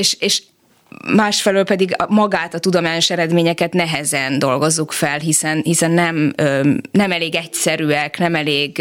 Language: Hungarian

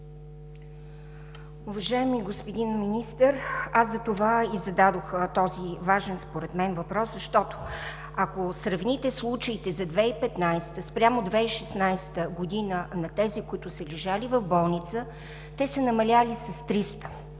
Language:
Bulgarian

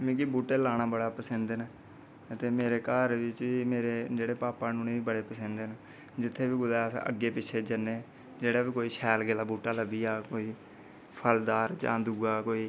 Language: Dogri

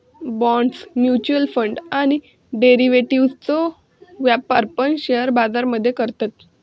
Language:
Marathi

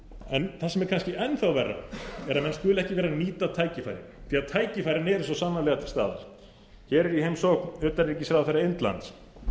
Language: Icelandic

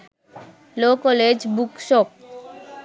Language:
Sinhala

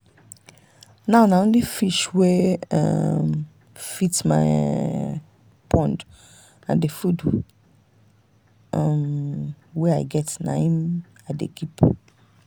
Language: Nigerian Pidgin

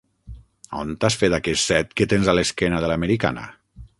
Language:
Catalan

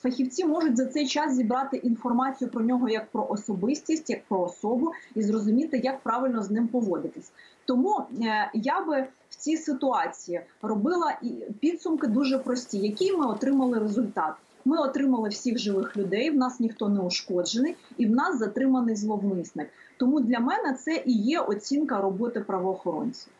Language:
Ukrainian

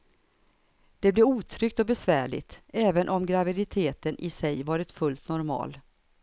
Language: Swedish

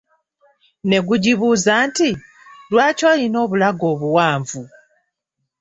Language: Ganda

